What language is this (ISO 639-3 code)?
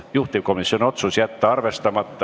est